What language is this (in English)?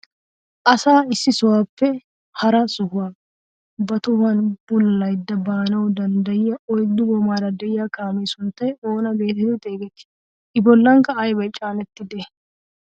Wolaytta